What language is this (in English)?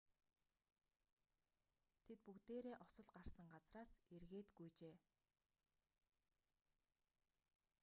Mongolian